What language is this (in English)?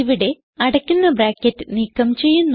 Malayalam